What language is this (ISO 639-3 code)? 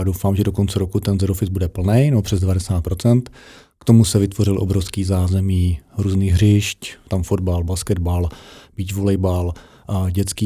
ces